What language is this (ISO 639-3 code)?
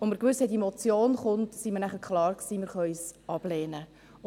gsw